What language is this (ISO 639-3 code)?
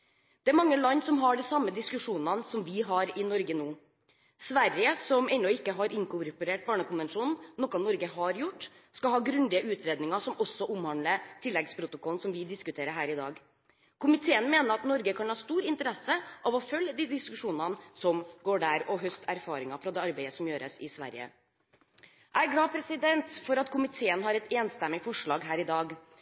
nob